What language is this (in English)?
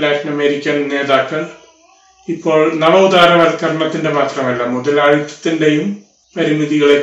Malayalam